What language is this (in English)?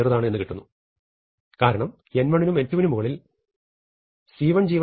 Malayalam